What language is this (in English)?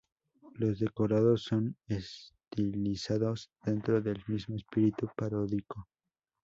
Spanish